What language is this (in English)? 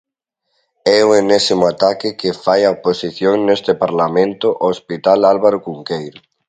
Galician